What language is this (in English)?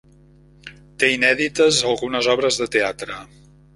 Catalan